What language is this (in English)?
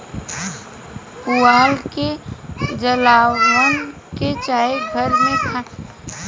Bhojpuri